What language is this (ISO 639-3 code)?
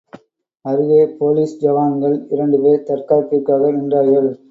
tam